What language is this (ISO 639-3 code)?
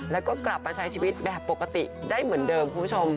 tha